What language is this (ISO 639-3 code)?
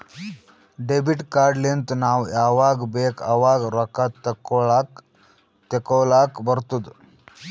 kan